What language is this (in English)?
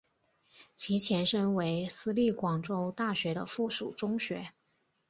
Chinese